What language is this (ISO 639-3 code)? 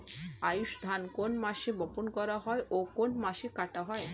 ben